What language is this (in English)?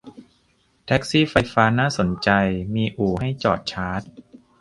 Thai